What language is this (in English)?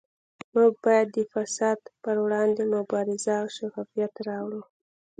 Pashto